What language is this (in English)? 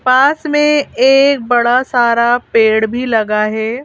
Hindi